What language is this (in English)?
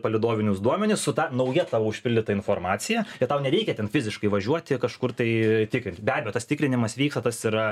Lithuanian